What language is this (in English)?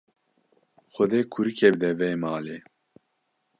Kurdish